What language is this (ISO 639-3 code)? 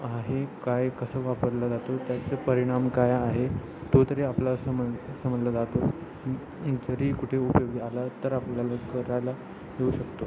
mar